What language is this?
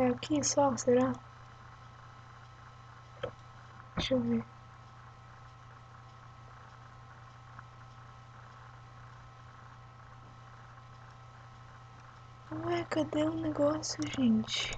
Portuguese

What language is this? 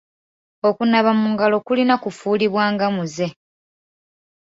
Ganda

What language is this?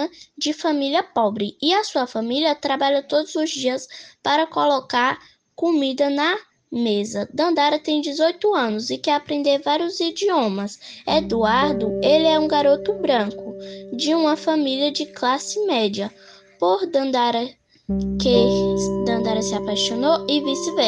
Portuguese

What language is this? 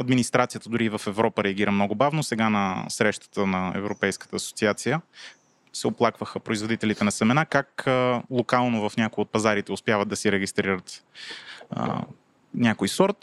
Bulgarian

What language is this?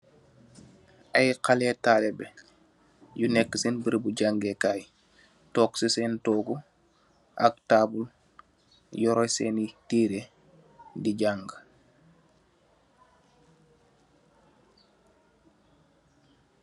Wolof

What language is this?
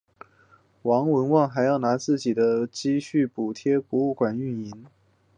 Chinese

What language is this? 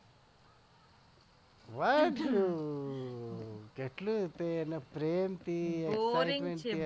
Gujarati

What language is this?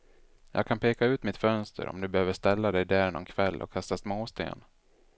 Swedish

